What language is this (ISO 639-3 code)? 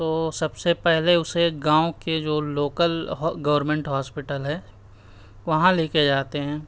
urd